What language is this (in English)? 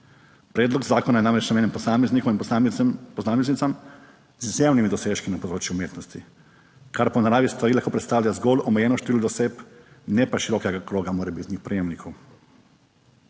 Slovenian